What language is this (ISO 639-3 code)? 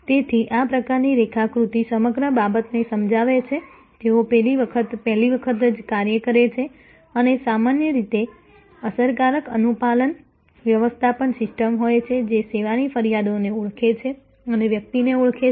guj